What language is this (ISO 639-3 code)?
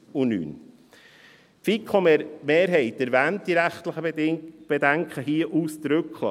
gsw